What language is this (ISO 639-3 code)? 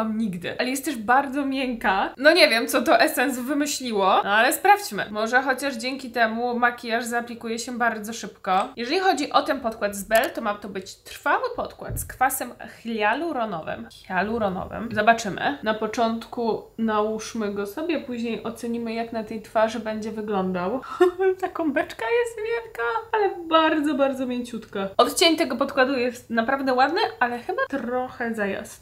pol